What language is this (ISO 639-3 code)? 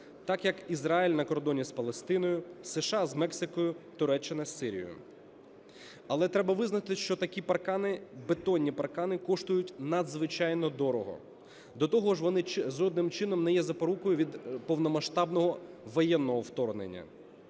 ukr